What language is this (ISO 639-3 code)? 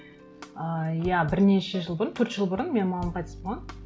kaz